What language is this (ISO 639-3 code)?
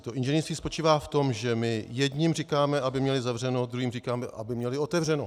ces